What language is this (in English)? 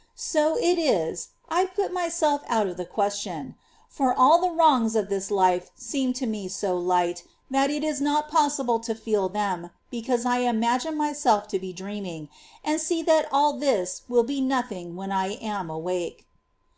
English